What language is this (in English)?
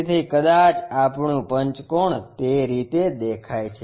Gujarati